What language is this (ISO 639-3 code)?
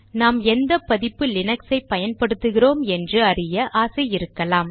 tam